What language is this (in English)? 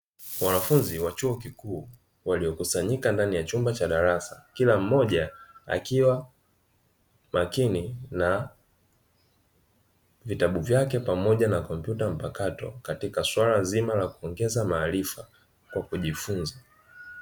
Swahili